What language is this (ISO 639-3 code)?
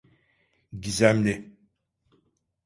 tur